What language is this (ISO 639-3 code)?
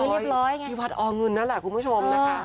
tha